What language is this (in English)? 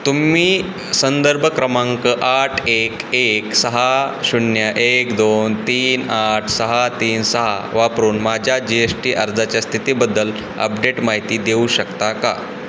Marathi